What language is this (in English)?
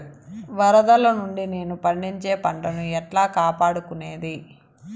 Telugu